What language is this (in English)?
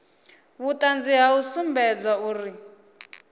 Venda